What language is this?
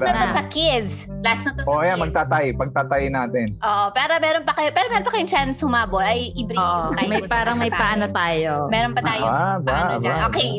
Filipino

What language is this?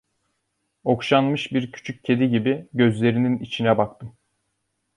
Turkish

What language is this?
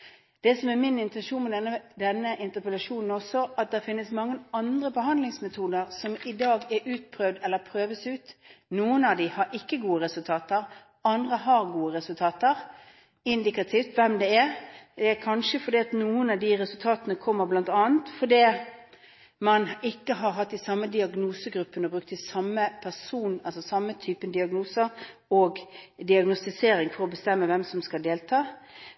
Norwegian Bokmål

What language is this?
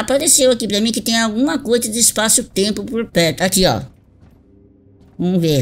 Portuguese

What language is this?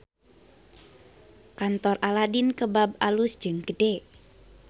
Sundanese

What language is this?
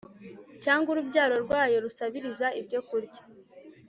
Kinyarwanda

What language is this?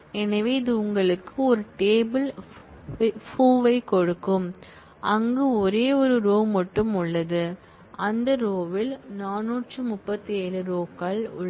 Tamil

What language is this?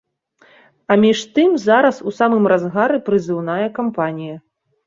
Belarusian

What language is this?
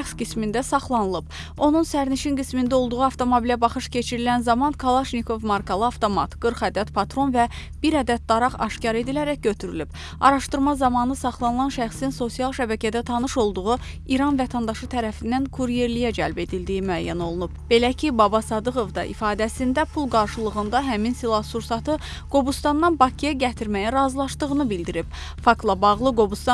Turkish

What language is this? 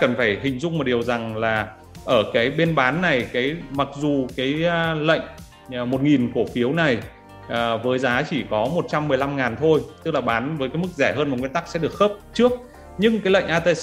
Vietnamese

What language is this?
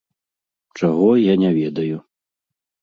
Belarusian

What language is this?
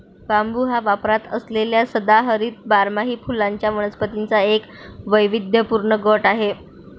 Marathi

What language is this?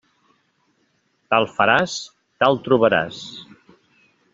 Catalan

